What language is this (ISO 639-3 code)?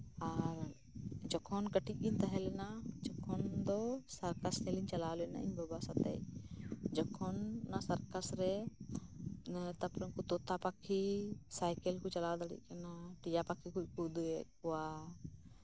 sat